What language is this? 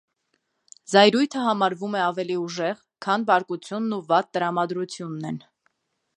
Armenian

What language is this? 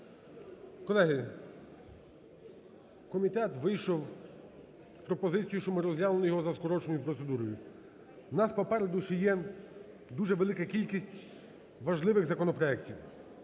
Ukrainian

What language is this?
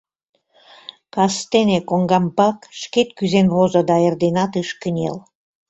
Mari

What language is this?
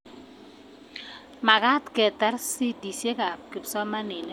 Kalenjin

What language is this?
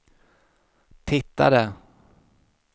Swedish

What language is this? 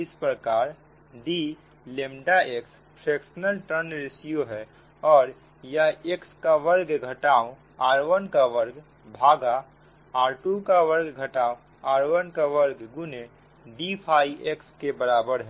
Hindi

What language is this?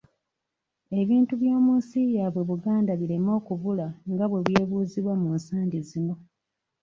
Ganda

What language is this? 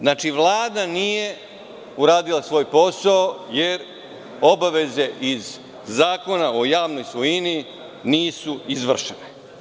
Serbian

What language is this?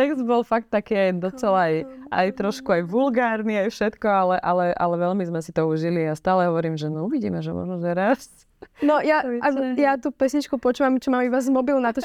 Slovak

